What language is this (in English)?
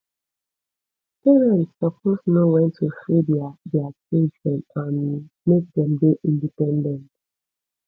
Nigerian Pidgin